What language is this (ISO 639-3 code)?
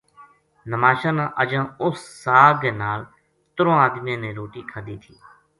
gju